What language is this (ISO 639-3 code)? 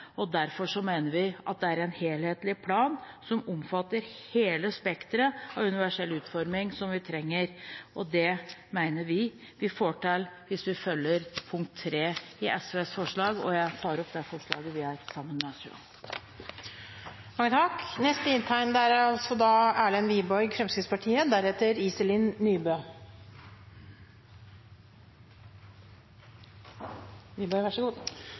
nor